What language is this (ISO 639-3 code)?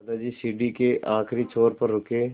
hin